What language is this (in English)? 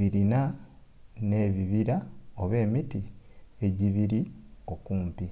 Soga